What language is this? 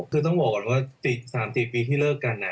Thai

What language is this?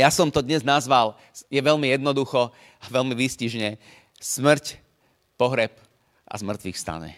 Slovak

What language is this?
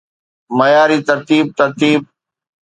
Sindhi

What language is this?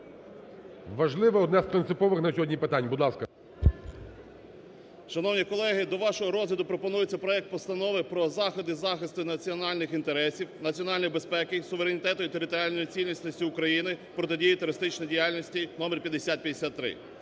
Ukrainian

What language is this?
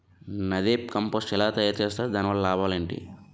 Telugu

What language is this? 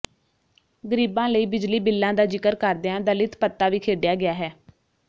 Punjabi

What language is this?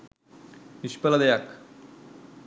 Sinhala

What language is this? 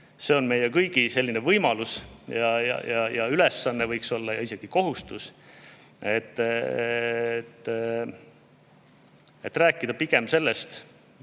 Estonian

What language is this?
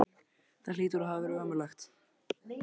Icelandic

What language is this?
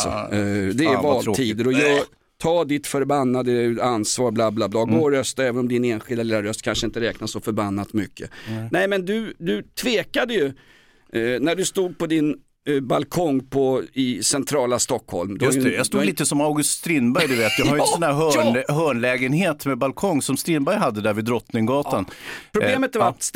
Swedish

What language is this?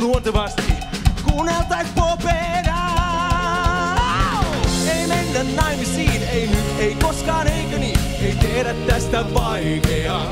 Finnish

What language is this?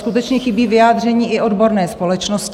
Czech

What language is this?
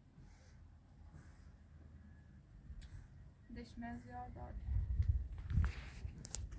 Persian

